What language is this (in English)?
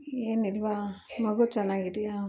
Kannada